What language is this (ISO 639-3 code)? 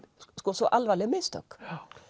isl